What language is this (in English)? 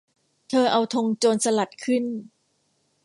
Thai